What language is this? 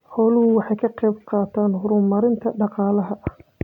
Somali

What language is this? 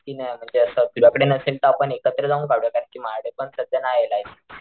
Marathi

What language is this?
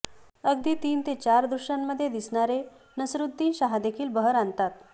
Marathi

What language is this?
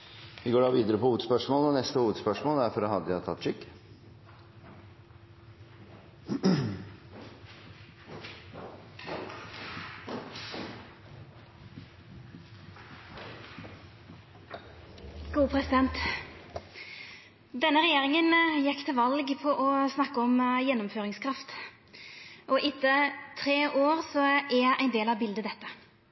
Norwegian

